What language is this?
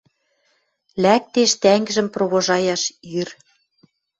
Western Mari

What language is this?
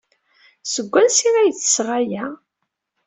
Kabyle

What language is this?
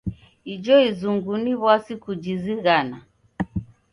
Taita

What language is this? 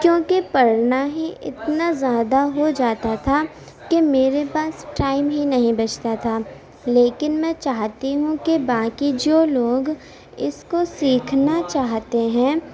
Urdu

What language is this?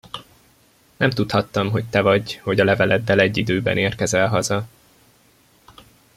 Hungarian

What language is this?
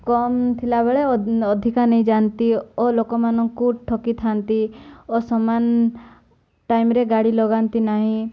Odia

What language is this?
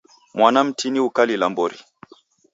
Taita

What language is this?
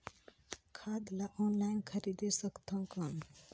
Chhattisgarhi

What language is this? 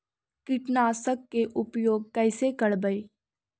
Magahi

